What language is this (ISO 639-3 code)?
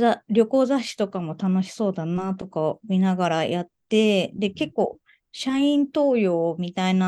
jpn